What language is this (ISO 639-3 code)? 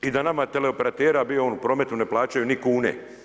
hrv